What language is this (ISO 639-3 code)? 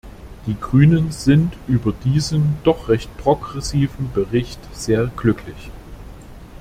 deu